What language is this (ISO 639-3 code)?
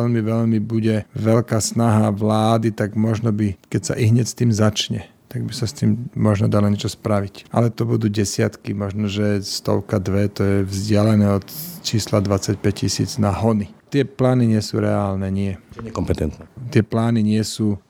slk